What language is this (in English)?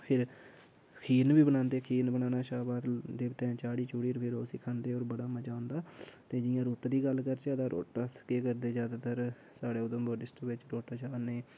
Dogri